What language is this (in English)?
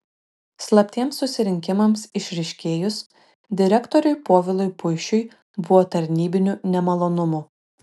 Lithuanian